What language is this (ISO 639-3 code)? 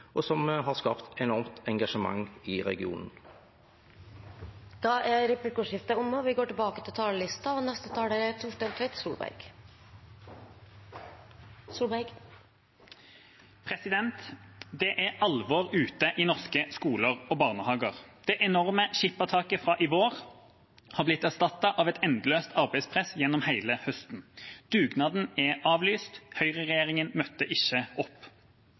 nor